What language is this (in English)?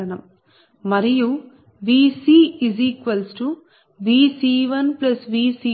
Telugu